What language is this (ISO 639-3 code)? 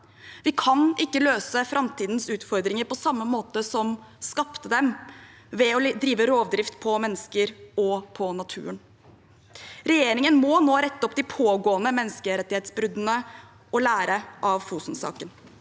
nor